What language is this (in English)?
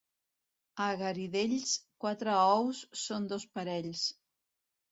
Catalan